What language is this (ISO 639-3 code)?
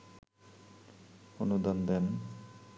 ben